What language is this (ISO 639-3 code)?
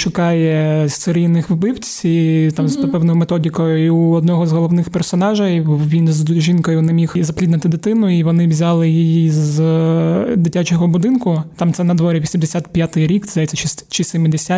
ukr